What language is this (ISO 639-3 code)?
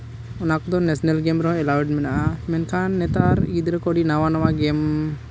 sat